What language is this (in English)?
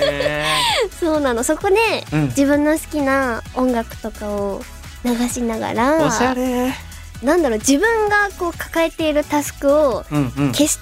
Japanese